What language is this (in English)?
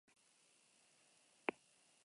Basque